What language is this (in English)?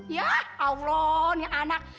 Indonesian